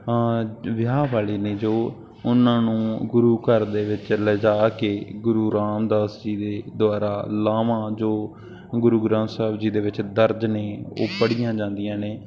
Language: Punjabi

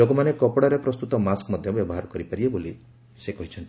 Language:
Odia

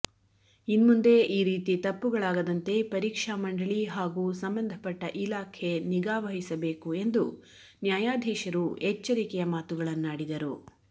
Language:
Kannada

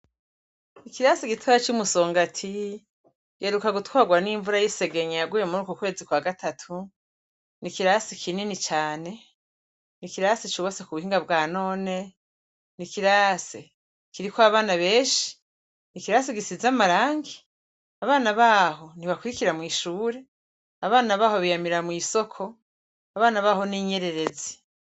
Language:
Rundi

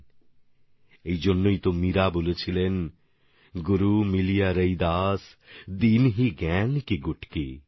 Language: Bangla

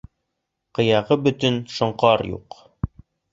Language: Bashkir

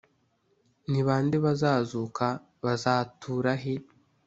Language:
Kinyarwanda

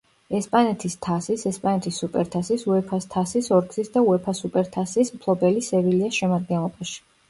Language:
Georgian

